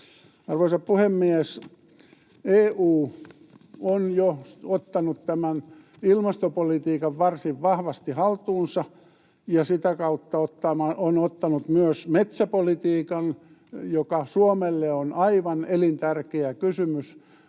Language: Finnish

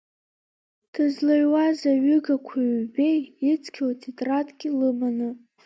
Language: Abkhazian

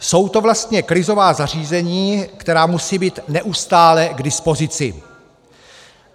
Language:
Czech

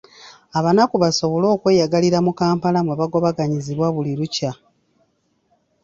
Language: Ganda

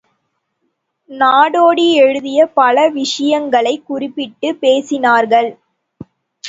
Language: Tamil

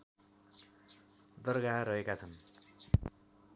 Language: Nepali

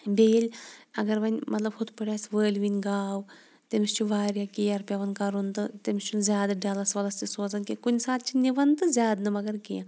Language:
Kashmiri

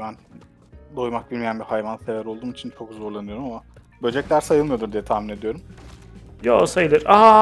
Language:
Turkish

